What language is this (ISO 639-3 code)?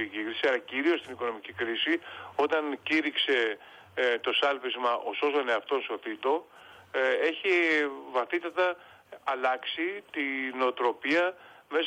ell